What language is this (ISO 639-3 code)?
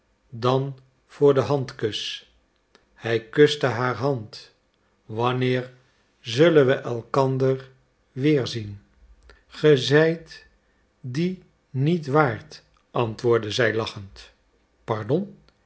nld